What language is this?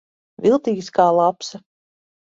Latvian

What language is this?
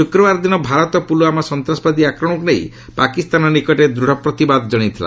Odia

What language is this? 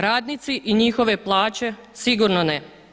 Croatian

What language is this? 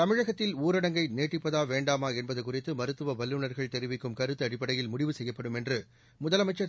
Tamil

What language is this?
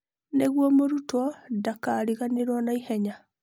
Kikuyu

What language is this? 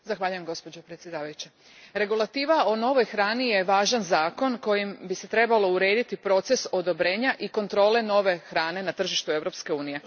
Croatian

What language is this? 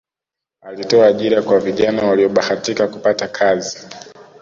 Swahili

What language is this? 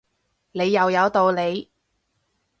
Cantonese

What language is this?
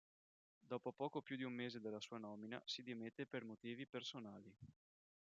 Italian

